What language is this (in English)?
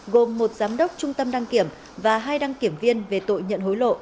Vietnamese